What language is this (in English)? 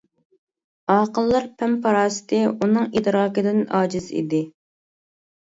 Uyghur